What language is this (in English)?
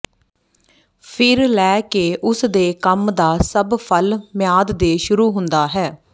Punjabi